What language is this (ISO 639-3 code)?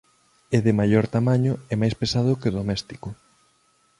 glg